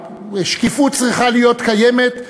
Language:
Hebrew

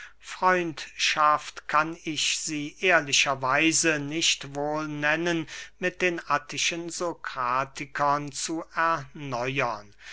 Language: German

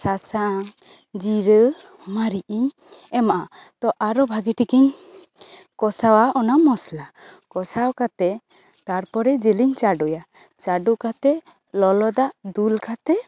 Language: Santali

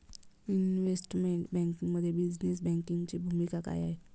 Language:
Marathi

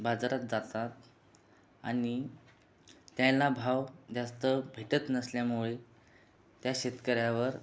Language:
Marathi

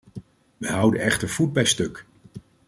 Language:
Dutch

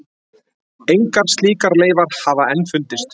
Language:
Icelandic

